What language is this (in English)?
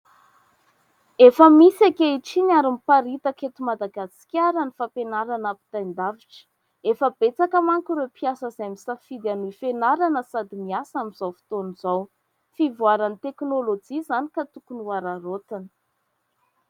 Malagasy